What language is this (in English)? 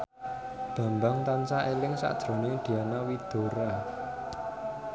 Javanese